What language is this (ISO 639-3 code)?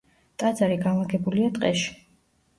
kat